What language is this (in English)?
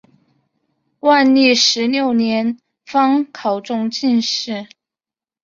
Chinese